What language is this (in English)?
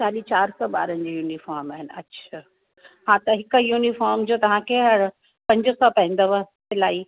Sindhi